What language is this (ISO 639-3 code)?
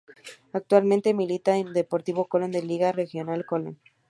spa